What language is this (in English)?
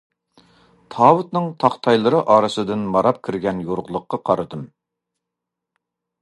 Uyghur